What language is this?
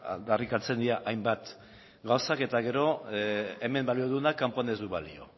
Basque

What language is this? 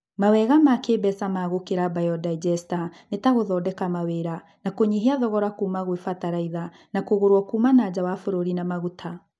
Kikuyu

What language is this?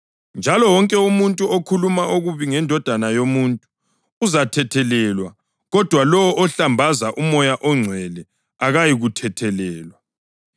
North Ndebele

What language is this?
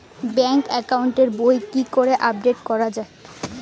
Bangla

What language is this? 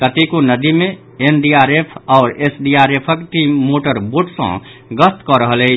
Maithili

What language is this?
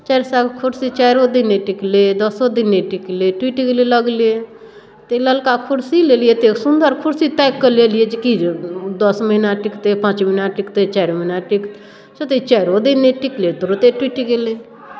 Maithili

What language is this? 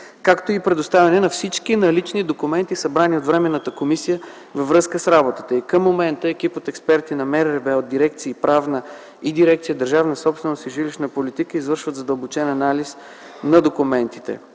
Bulgarian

